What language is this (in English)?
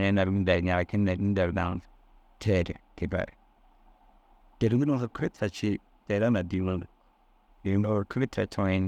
Dazaga